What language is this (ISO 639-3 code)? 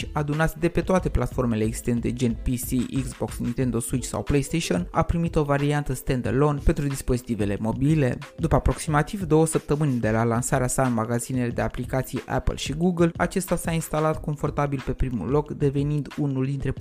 ron